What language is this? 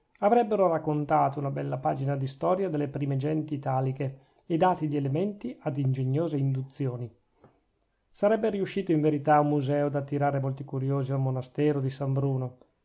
Italian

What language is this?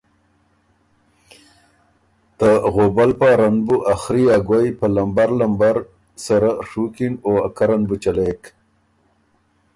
Ormuri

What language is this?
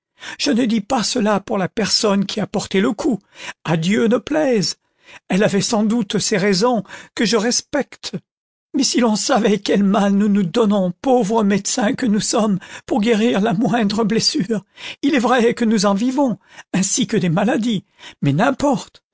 French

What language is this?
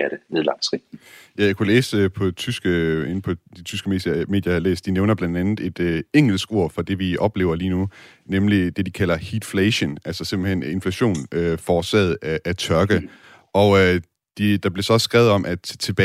Danish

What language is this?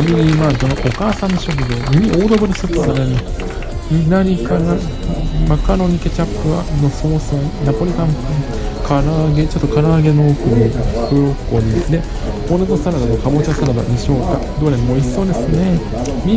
Japanese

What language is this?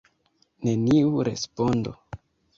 Esperanto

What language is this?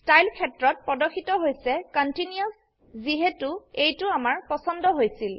Assamese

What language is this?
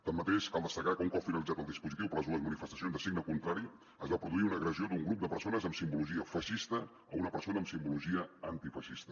Catalan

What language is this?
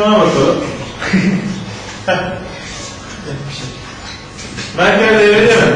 Turkish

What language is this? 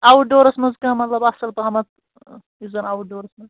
Kashmiri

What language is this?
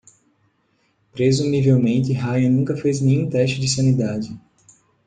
Portuguese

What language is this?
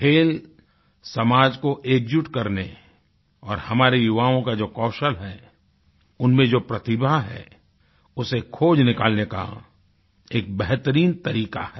Hindi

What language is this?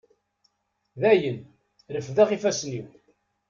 Kabyle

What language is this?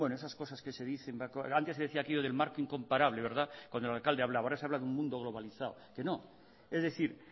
Spanish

